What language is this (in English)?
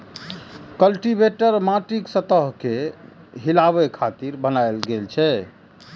Maithili